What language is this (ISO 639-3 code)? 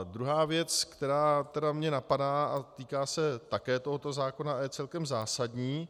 ces